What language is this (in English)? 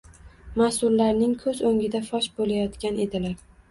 Uzbek